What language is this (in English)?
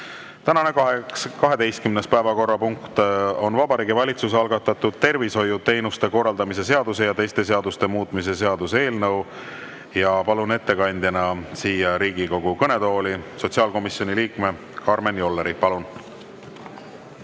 Estonian